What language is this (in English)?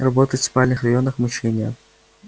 Russian